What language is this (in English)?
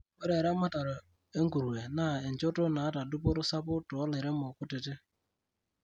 Masai